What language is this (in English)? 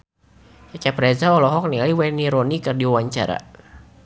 Sundanese